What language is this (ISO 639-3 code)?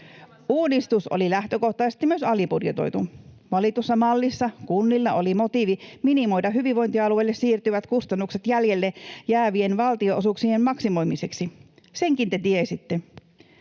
fin